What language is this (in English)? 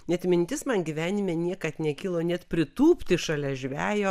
Lithuanian